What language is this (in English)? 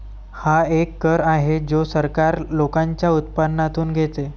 Marathi